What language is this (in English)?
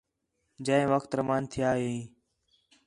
Khetrani